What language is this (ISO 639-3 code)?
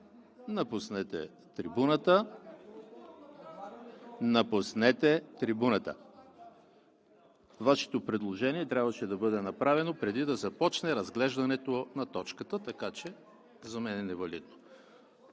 bul